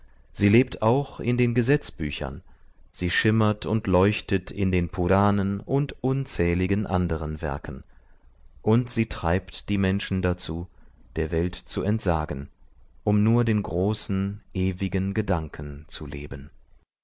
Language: German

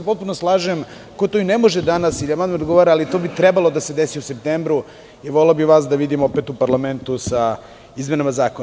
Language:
Serbian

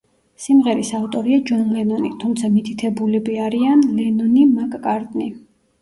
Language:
Georgian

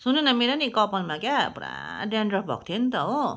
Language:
Nepali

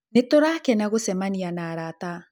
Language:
Kikuyu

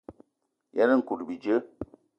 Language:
Eton (Cameroon)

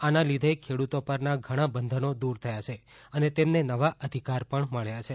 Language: Gujarati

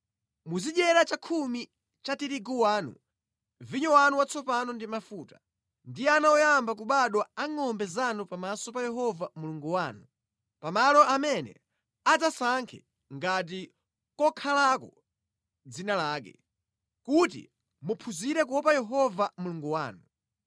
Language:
Nyanja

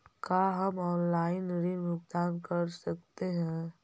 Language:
Magahi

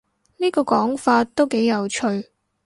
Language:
Cantonese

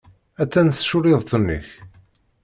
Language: Kabyle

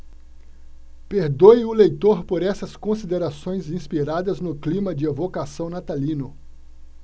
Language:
Portuguese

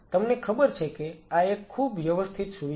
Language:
Gujarati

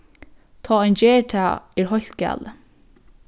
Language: Faroese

